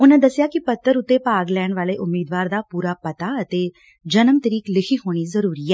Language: Punjabi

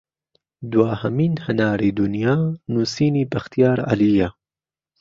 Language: Central Kurdish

